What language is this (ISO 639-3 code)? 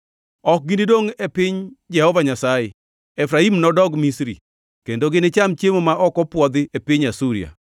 luo